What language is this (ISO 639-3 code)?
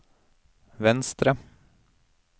nor